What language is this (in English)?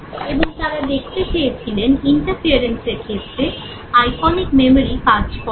Bangla